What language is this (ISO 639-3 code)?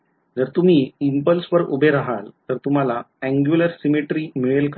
mar